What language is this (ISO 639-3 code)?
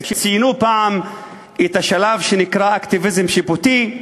heb